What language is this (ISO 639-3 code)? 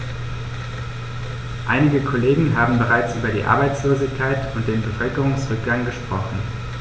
deu